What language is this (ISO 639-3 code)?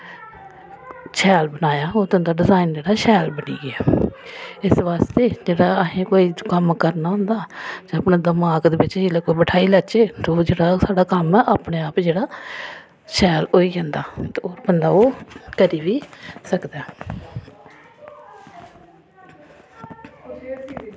doi